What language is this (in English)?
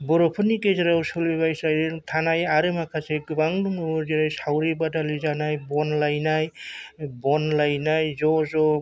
Bodo